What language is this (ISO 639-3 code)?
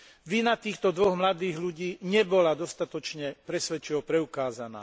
slk